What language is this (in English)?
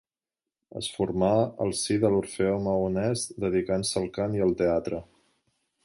Catalan